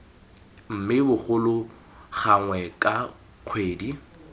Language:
Tswana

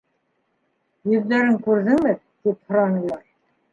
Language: Bashkir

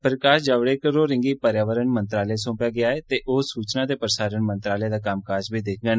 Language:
Dogri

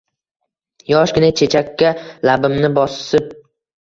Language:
Uzbek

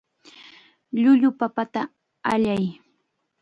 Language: Chiquián Ancash Quechua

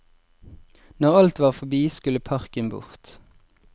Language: Norwegian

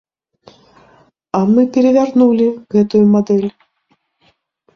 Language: Belarusian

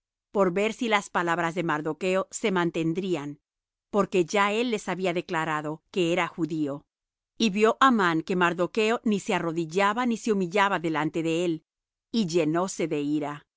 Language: Spanish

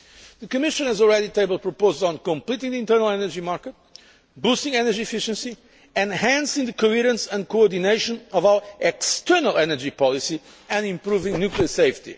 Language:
English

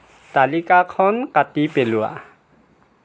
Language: Assamese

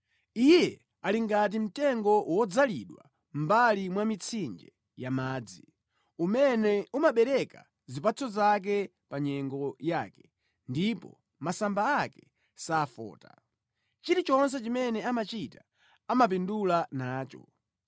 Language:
Nyanja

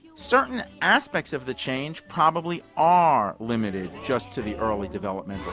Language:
English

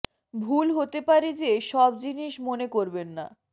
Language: Bangla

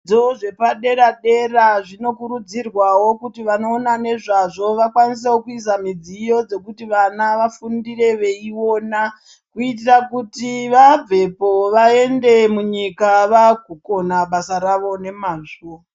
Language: Ndau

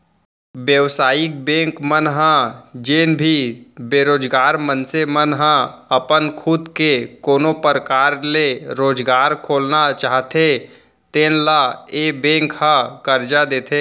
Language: Chhattisgarhi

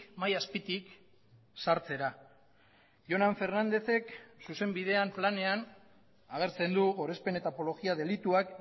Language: Basque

